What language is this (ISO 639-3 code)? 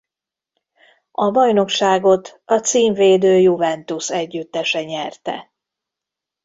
hun